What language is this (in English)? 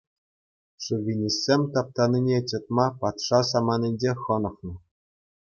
Chuvash